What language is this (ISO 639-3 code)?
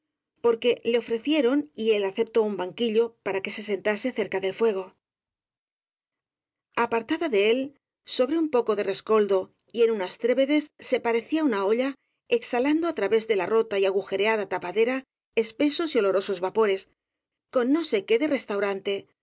spa